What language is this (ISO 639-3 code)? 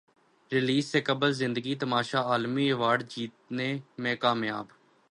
urd